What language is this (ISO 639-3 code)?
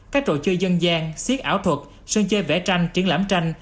vie